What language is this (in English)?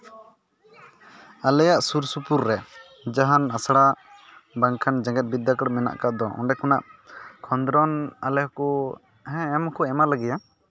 Santali